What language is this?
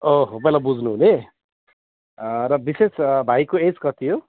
Nepali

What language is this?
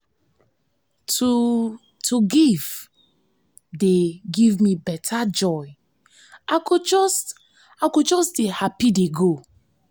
Nigerian Pidgin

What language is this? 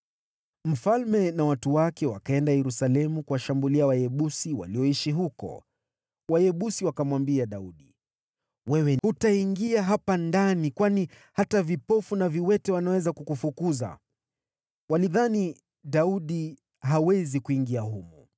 Swahili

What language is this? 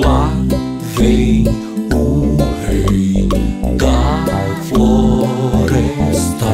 Romanian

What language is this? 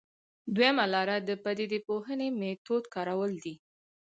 Pashto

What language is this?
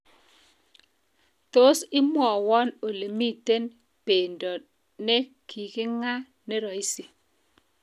Kalenjin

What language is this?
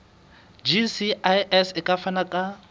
Southern Sotho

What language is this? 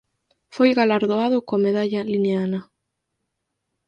Galician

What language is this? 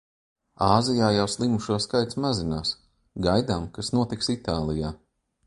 Latvian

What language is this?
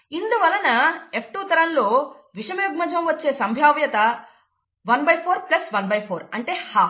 Telugu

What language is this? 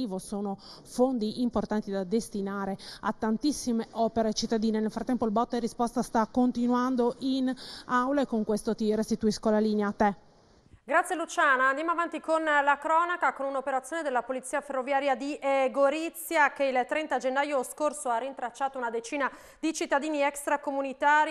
Italian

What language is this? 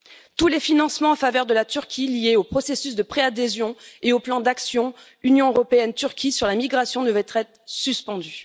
French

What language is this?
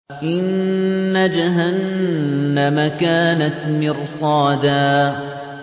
Arabic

